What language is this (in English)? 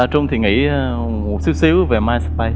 Vietnamese